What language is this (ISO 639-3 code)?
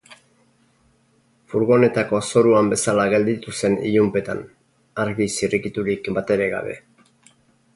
eus